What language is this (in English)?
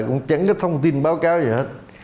Vietnamese